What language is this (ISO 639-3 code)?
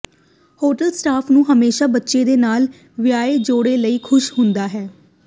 pan